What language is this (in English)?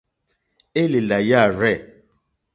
Mokpwe